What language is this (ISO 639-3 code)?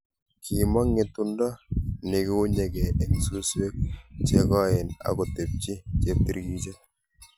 kln